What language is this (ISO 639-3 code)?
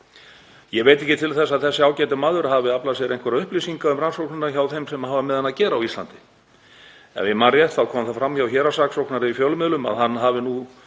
isl